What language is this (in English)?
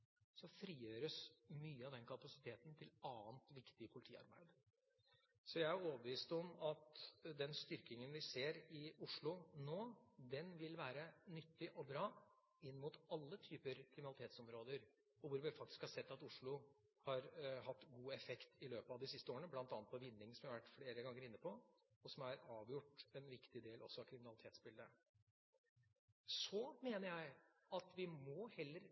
Norwegian Bokmål